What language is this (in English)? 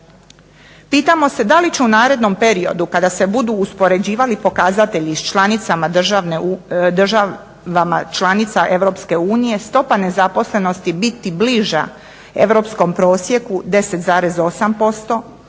Croatian